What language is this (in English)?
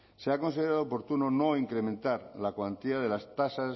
Spanish